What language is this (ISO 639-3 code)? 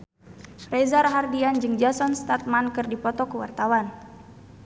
sun